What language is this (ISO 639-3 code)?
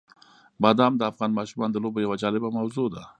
pus